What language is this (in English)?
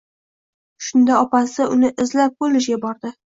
Uzbek